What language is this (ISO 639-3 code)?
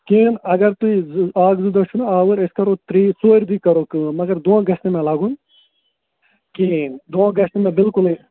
kas